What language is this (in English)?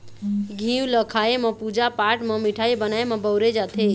Chhattisgarhi